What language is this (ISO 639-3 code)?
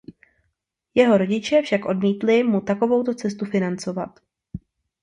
ces